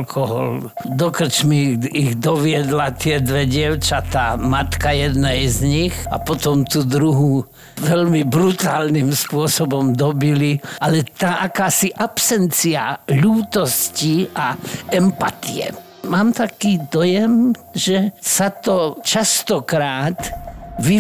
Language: Slovak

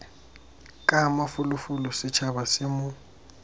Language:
Tswana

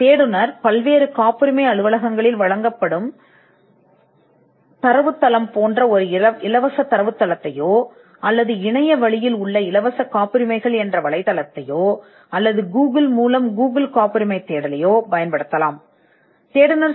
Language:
Tamil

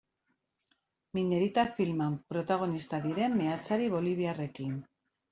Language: Basque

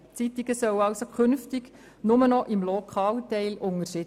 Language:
Swiss German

